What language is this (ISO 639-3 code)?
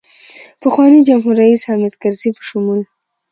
pus